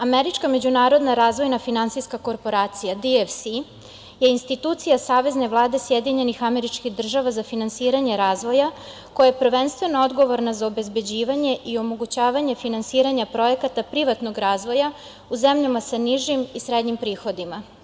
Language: Serbian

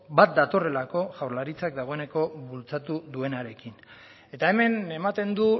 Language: Basque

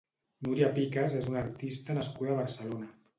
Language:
Catalan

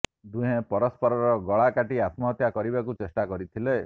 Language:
Odia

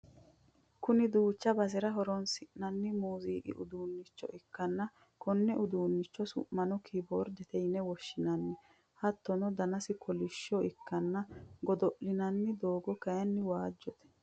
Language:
Sidamo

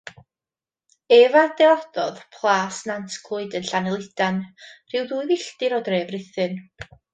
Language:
Welsh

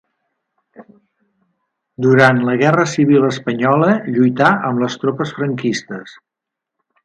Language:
Catalan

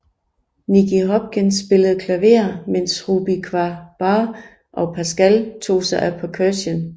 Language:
Danish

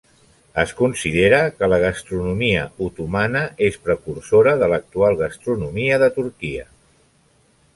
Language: Catalan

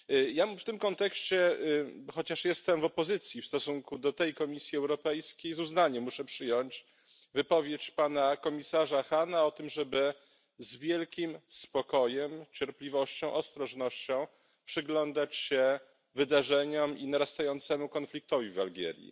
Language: Polish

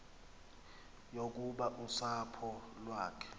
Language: Xhosa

